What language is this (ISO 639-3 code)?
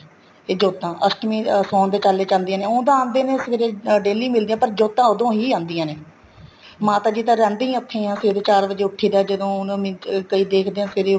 pan